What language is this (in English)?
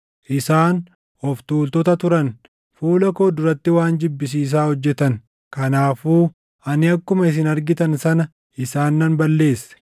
Oromo